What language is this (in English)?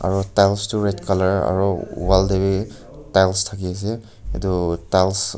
Naga Pidgin